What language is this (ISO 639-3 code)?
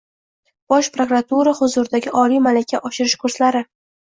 uzb